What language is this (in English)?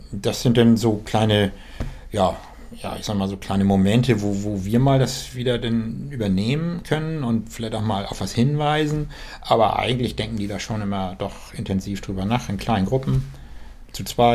German